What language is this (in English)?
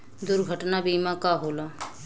Bhojpuri